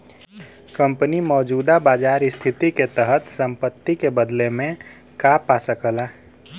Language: Bhojpuri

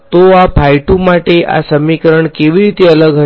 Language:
Gujarati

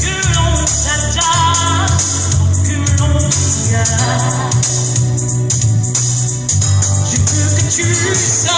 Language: Italian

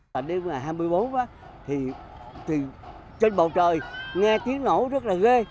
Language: Vietnamese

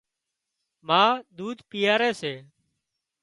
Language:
Wadiyara Koli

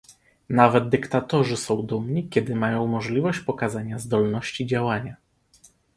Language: Polish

